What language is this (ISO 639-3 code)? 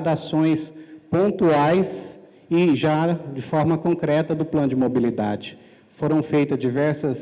por